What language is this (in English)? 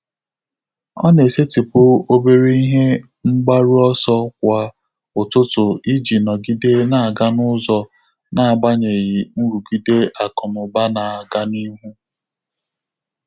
Igbo